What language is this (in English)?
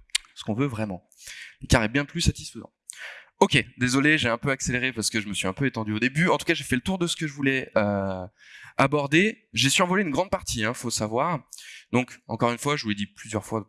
French